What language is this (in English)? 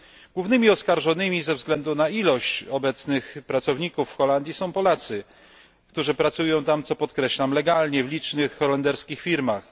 Polish